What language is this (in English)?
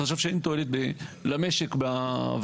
Hebrew